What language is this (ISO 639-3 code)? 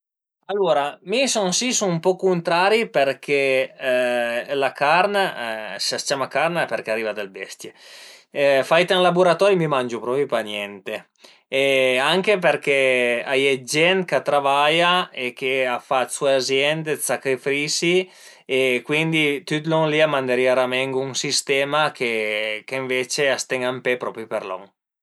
pms